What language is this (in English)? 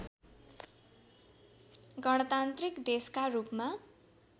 Nepali